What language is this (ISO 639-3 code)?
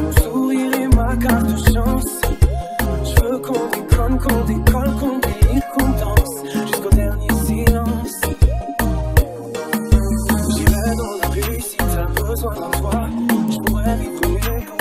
por